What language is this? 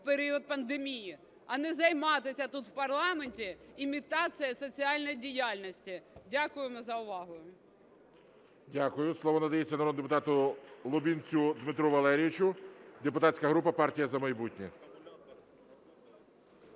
Ukrainian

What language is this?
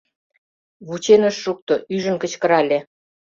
Mari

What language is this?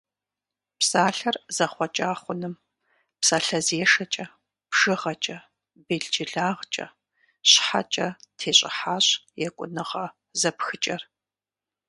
Kabardian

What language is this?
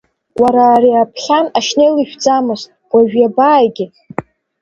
Abkhazian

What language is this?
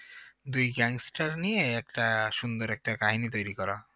Bangla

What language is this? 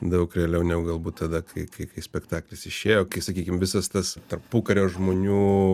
Lithuanian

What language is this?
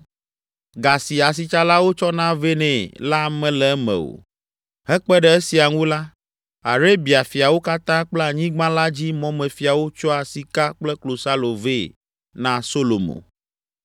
Ewe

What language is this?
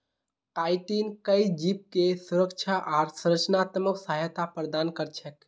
Magahi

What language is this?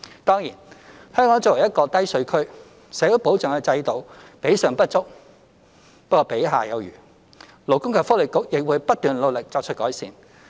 Cantonese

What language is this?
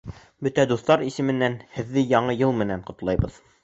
Bashkir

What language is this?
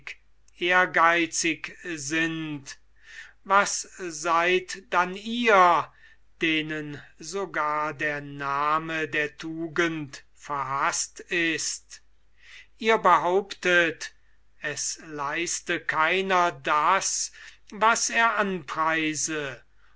German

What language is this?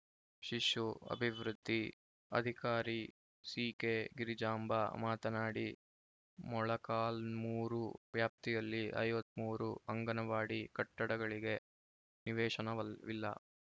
Kannada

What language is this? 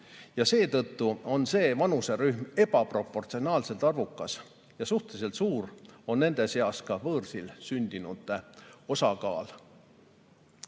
Estonian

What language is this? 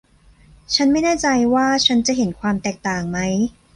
Thai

